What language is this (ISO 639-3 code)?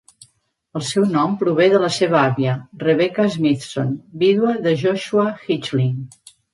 cat